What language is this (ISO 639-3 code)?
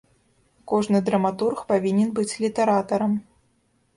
bel